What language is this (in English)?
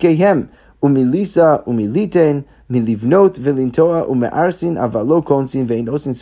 Hebrew